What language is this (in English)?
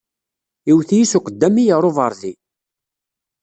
Kabyle